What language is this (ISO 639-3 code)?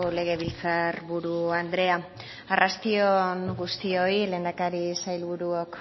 eus